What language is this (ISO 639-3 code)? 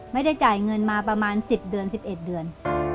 tha